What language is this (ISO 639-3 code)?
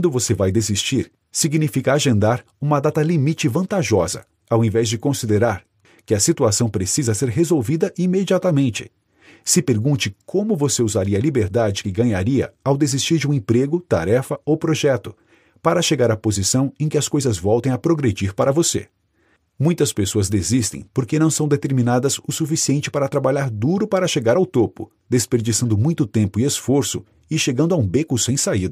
por